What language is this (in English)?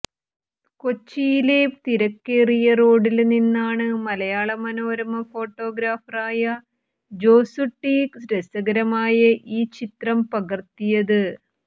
Malayalam